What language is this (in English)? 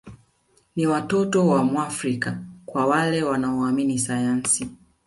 Swahili